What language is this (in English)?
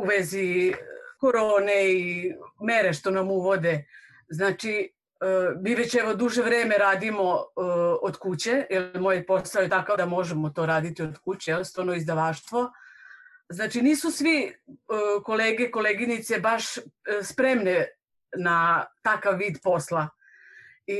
Croatian